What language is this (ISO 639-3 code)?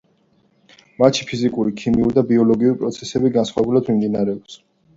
kat